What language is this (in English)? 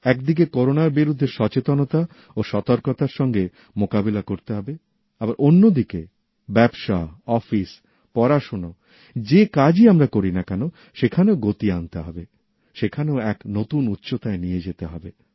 Bangla